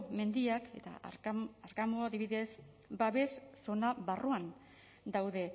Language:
Basque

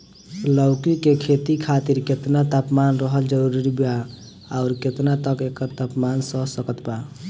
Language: Bhojpuri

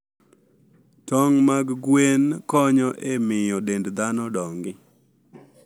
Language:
Luo (Kenya and Tanzania)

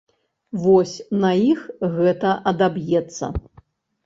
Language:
Belarusian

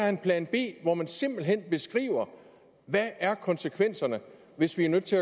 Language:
Danish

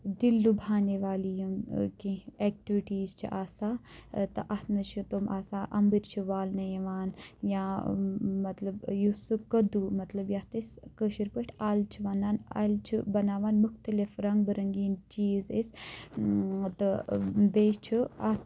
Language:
Kashmiri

